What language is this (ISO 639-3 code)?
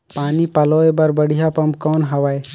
hne